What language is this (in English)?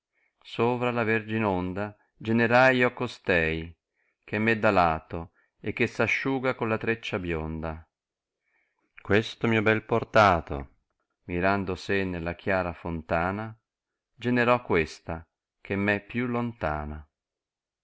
Italian